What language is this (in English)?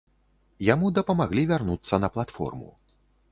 Belarusian